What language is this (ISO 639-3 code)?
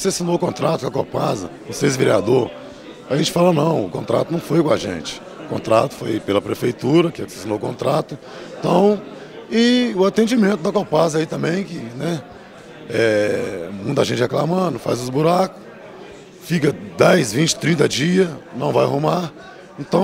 por